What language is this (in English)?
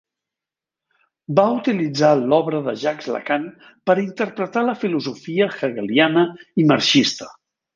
Catalan